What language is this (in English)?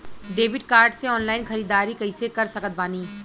Bhojpuri